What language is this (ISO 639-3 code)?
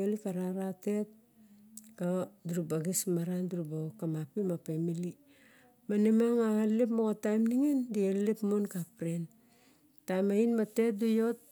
bjk